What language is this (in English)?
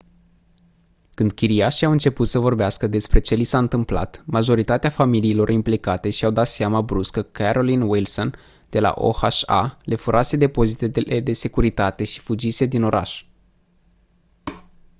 Romanian